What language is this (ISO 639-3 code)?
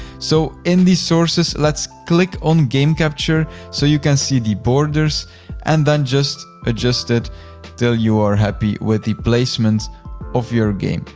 eng